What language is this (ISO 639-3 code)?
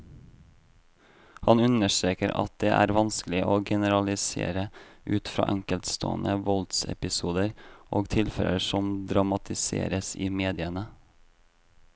nor